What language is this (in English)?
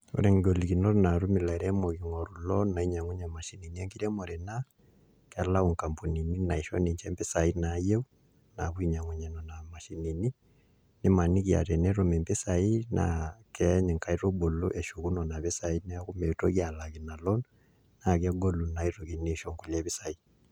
Masai